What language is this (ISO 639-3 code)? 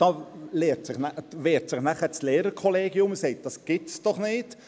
gsw